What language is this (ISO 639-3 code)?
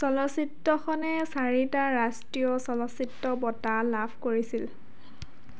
asm